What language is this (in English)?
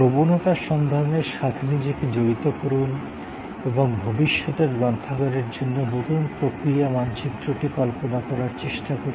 Bangla